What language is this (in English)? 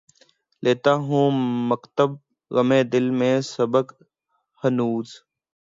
Urdu